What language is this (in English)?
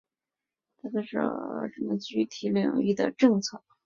Chinese